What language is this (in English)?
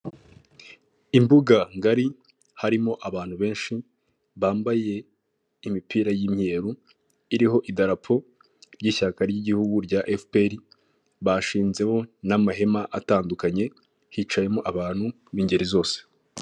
Kinyarwanda